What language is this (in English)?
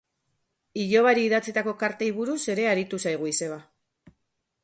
Basque